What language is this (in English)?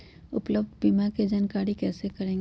Magahi